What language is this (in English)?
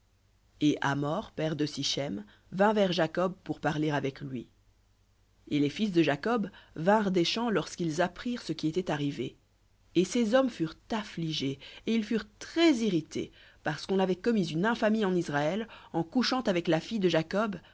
French